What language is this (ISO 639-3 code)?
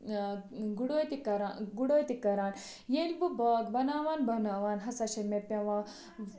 kas